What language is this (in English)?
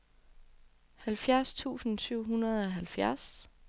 Danish